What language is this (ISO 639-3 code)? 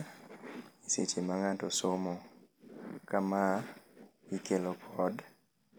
luo